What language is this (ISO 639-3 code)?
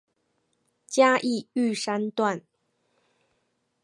zho